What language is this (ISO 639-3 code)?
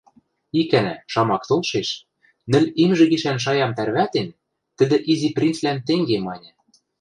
mrj